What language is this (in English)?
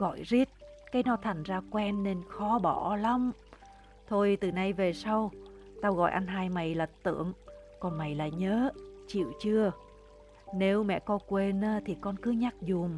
Vietnamese